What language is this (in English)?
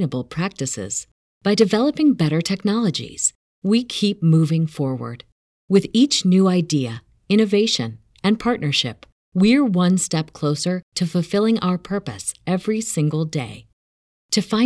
Italian